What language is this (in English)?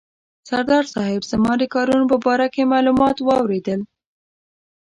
Pashto